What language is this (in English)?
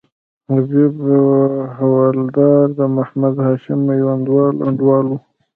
Pashto